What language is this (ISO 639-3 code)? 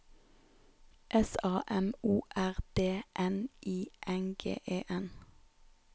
nor